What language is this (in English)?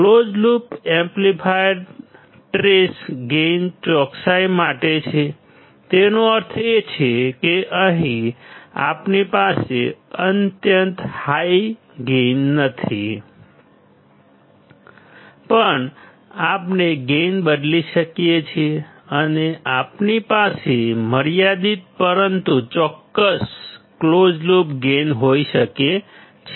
Gujarati